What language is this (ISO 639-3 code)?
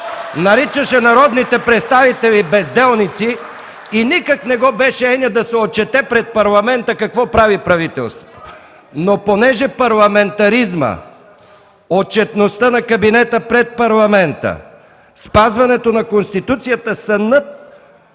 bul